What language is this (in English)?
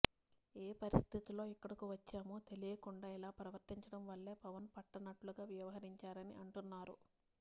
Telugu